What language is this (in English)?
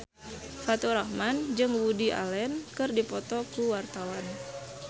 Sundanese